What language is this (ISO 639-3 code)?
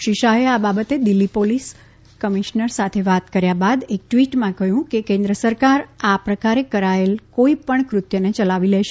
guj